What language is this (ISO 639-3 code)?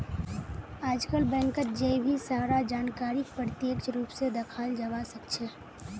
mag